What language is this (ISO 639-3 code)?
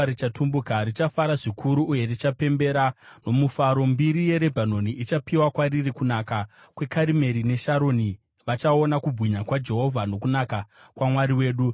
sna